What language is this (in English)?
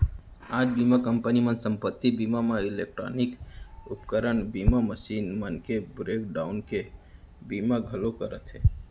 Chhattisgarhi